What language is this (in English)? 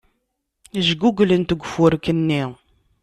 Kabyle